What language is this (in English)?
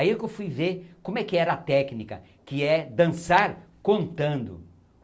Portuguese